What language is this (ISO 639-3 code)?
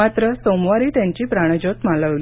mar